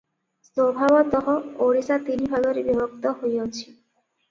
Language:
Odia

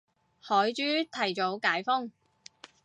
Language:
Cantonese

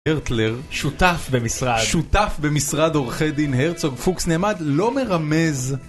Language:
Hebrew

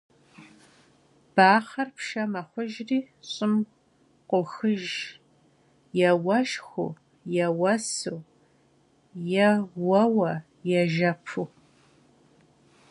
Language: Kabardian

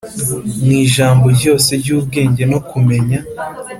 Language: Kinyarwanda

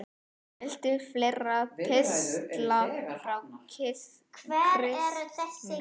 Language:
Icelandic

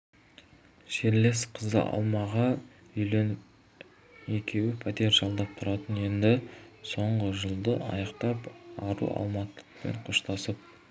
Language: Kazakh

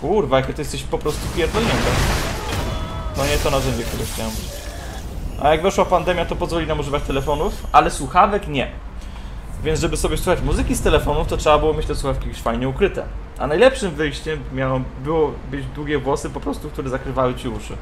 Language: Polish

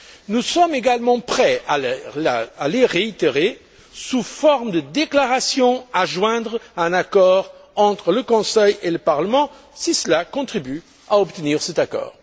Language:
French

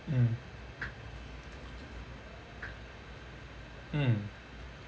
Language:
English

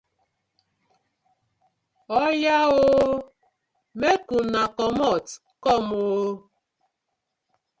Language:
Nigerian Pidgin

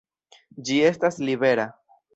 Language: Esperanto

